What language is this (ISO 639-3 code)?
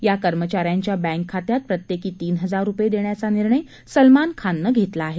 mar